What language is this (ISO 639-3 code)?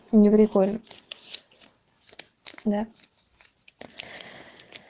rus